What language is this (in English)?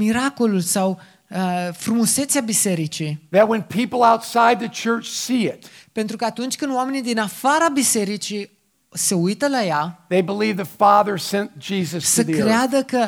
Romanian